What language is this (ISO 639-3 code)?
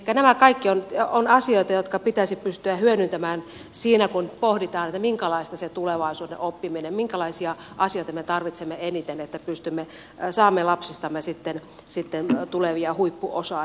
fin